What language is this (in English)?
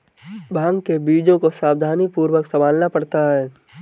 Hindi